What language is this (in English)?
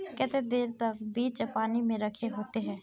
Magahi